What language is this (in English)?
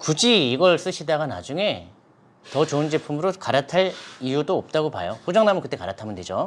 Korean